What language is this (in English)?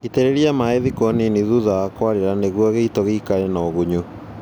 Kikuyu